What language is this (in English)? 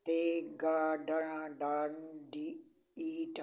Punjabi